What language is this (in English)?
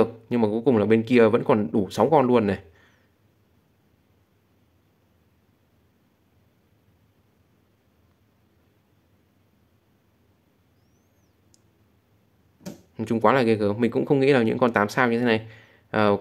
Vietnamese